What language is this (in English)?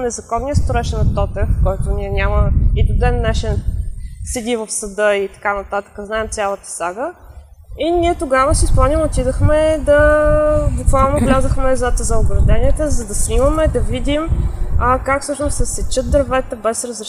Bulgarian